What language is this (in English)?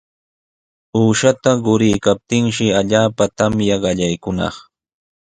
Sihuas Ancash Quechua